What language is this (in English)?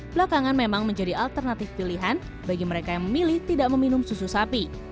Indonesian